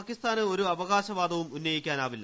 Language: Malayalam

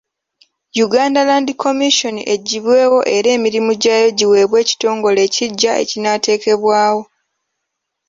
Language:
Ganda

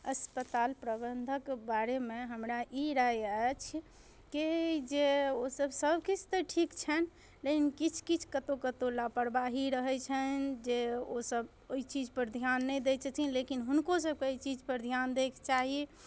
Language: Maithili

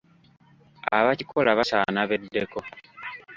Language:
Ganda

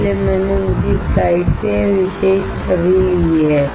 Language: Hindi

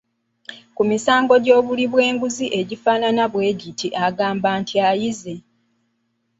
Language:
Ganda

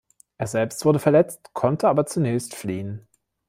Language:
German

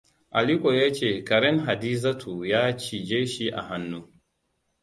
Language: Hausa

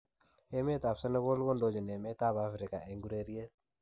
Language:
Kalenjin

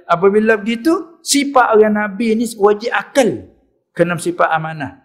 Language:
Malay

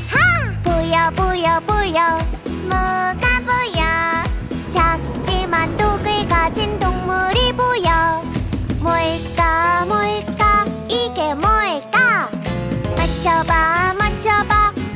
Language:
Korean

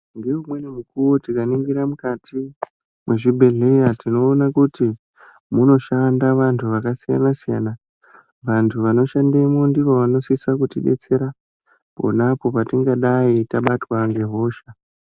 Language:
Ndau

